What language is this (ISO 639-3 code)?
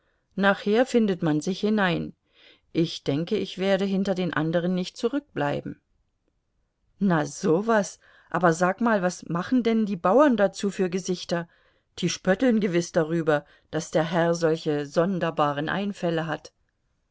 deu